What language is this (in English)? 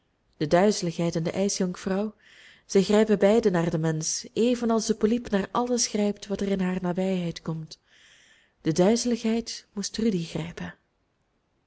Dutch